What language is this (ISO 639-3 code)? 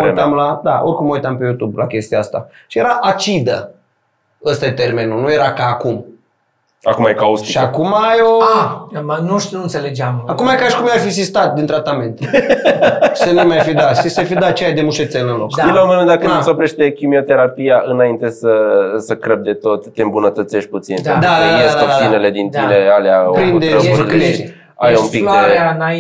ron